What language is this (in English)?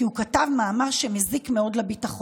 Hebrew